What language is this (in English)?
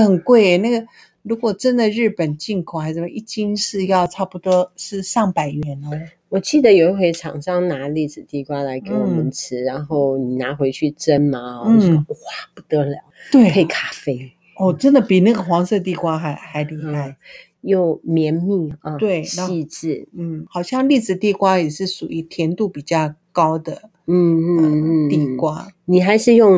Chinese